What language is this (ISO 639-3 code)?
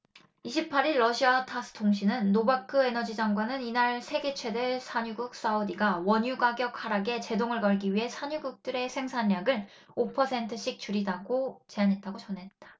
kor